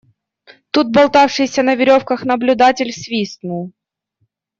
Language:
Russian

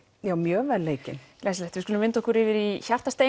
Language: Icelandic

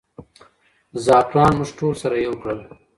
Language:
Pashto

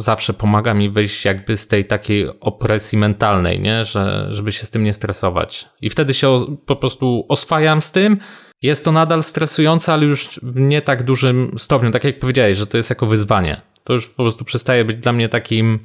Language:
Polish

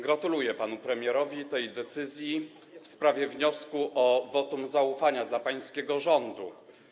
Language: Polish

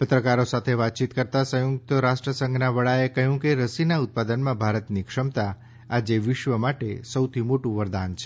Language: Gujarati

